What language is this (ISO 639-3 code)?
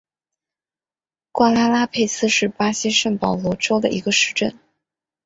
zho